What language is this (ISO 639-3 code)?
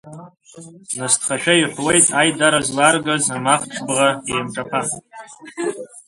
abk